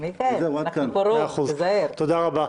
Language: Hebrew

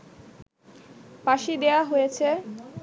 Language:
Bangla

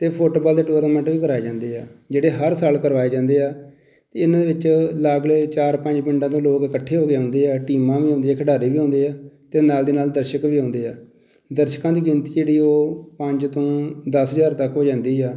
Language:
Punjabi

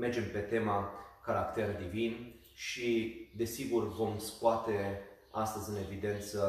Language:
Romanian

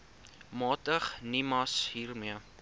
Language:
Afrikaans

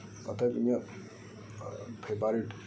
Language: Santali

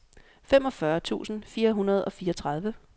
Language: Danish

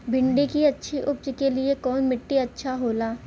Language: Bhojpuri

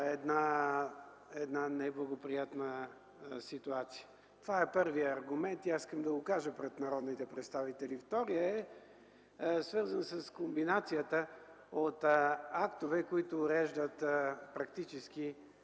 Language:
Bulgarian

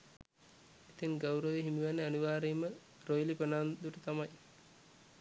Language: Sinhala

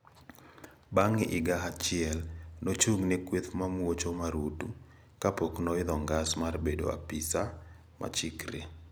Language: Luo (Kenya and Tanzania)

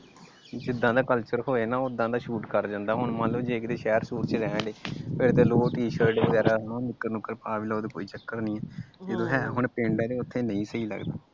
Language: Punjabi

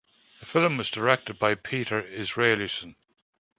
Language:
English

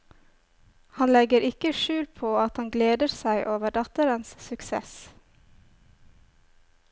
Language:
Norwegian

